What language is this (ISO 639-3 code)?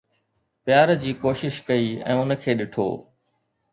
snd